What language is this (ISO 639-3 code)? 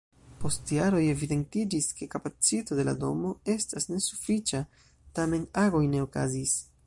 epo